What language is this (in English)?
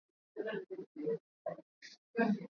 Swahili